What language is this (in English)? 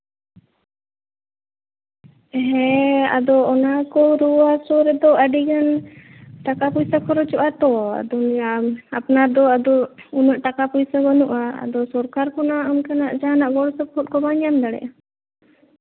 Santali